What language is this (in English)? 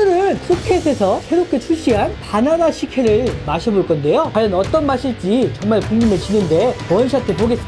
Korean